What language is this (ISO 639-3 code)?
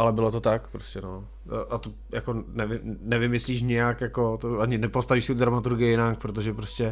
ces